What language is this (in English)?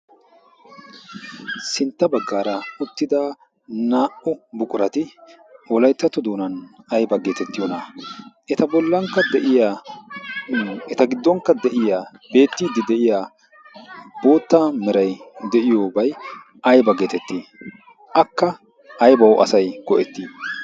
Wolaytta